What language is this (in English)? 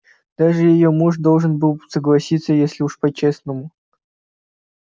Russian